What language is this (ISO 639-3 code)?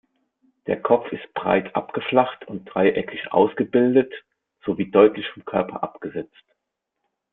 deu